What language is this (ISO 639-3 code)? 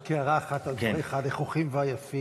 heb